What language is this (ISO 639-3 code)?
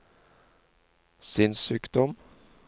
nor